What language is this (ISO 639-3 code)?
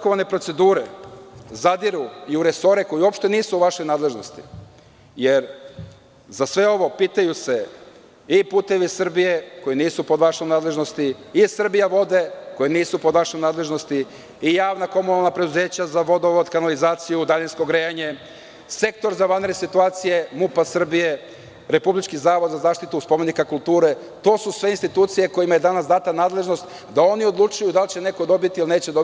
srp